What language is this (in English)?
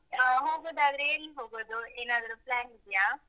Kannada